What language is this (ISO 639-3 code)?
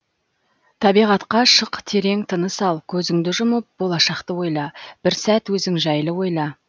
kaz